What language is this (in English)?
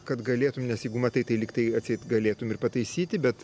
Lithuanian